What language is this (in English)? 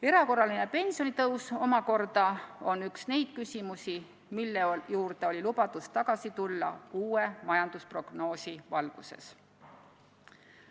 Estonian